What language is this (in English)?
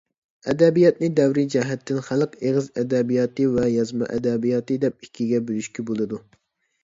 Uyghur